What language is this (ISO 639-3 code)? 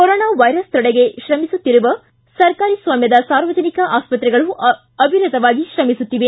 kan